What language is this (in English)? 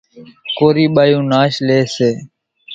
Kachi Koli